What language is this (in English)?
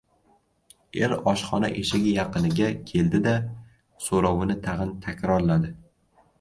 Uzbek